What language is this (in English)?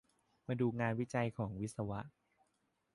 Thai